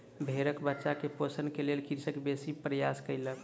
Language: Maithili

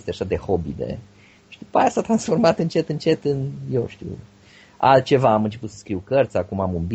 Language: Romanian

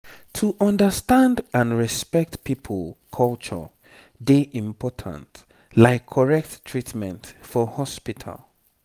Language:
Nigerian Pidgin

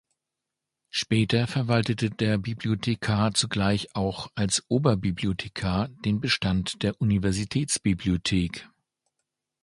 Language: German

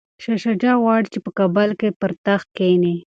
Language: Pashto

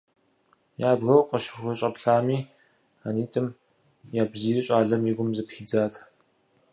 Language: Kabardian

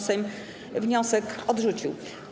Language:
Polish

